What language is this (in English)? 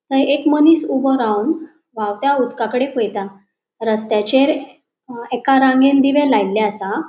Konkani